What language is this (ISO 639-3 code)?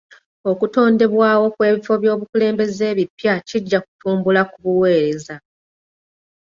lug